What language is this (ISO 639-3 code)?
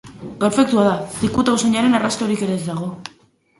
eus